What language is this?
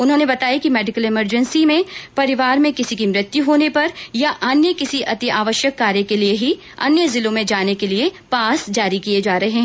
Hindi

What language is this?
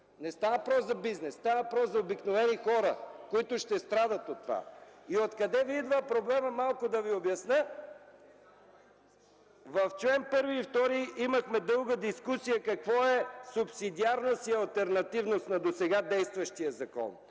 Bulgarian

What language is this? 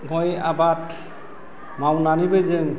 Bodo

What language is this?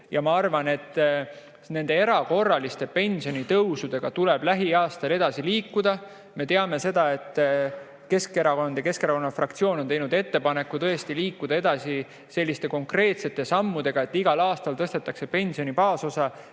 Estonian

